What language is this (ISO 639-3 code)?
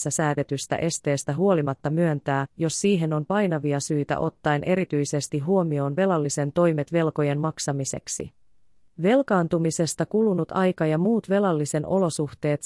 fin